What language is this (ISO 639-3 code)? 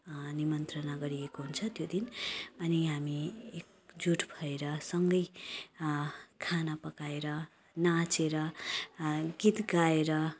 nep